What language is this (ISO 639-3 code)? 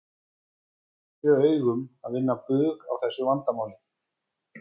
isl